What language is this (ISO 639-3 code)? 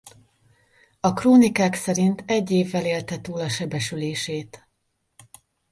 hun